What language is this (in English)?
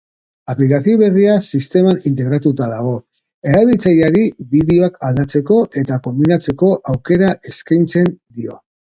Basque